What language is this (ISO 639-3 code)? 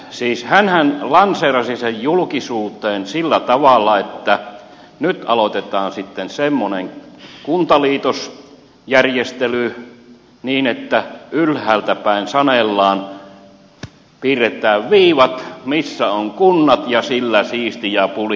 fin